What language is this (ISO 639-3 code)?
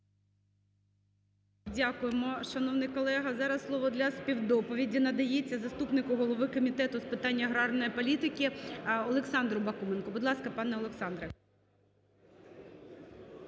ukr